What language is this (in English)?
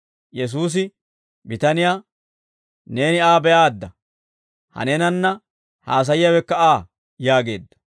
Dawro